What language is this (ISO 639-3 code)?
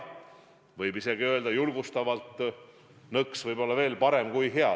est